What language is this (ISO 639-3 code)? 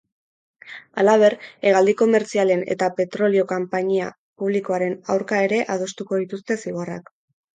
eus